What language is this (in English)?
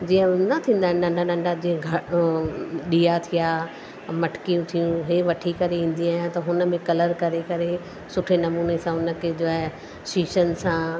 Sindhi